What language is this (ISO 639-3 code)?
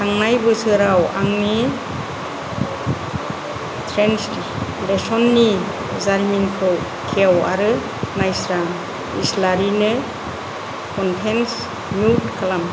brx